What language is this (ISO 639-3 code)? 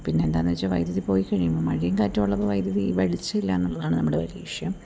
mal